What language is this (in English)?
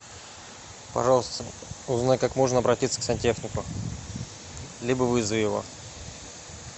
Russian